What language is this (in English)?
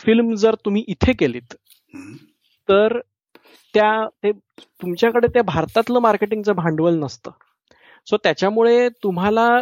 Marathi